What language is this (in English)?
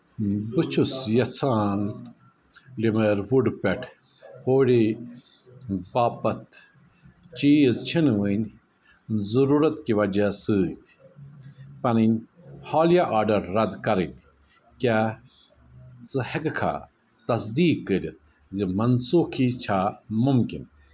Kashmiri